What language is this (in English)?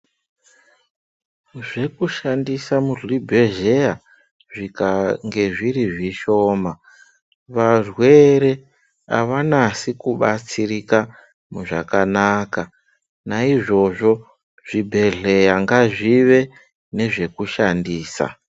Ndau